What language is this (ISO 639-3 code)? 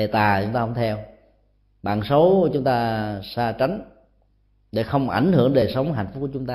vie